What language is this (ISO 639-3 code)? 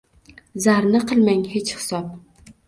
uzb